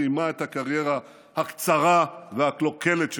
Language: Hebrew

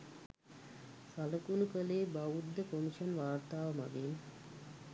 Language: Sinhala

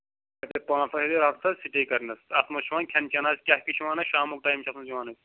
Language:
Kashmiri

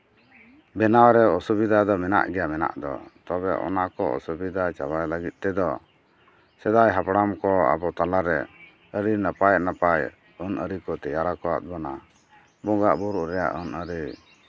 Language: Santali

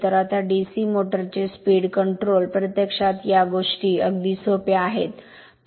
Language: Marathi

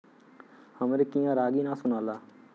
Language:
Bhojpuri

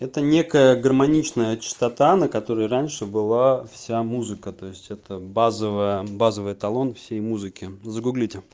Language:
Russian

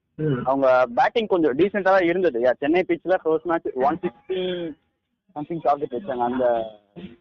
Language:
Tamil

